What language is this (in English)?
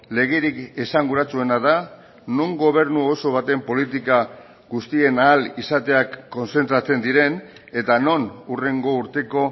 Basque